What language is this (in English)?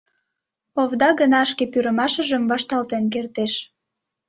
Mari